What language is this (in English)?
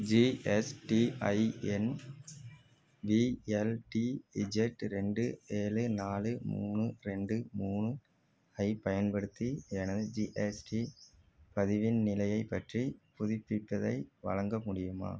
Tamil